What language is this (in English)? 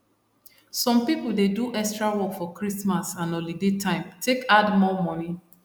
Nigerian Pidgin